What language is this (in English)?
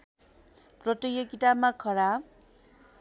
Nepali